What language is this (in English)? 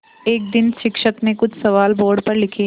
Hindi